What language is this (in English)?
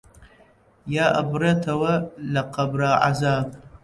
Central Kurdish